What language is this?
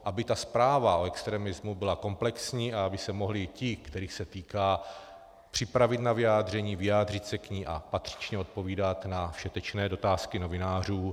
Czech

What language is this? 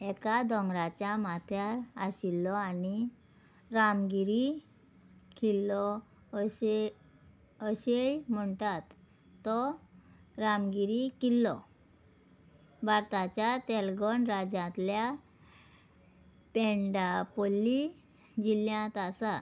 Konkani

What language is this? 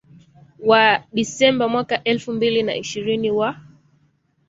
Swahili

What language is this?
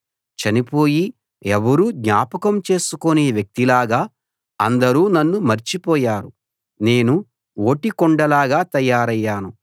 Telugu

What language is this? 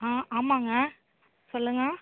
Tamil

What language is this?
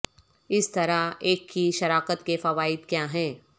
Urdu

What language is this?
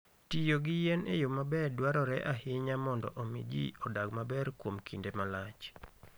Luo (Kenya and Tanzania)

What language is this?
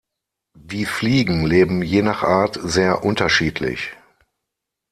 German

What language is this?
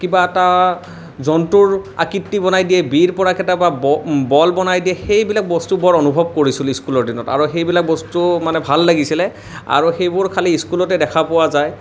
Assamese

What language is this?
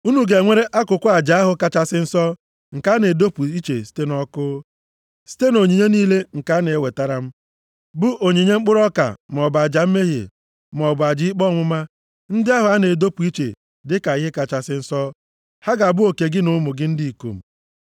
Igbo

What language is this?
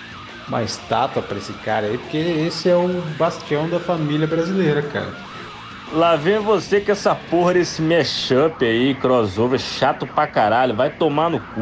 Portuguese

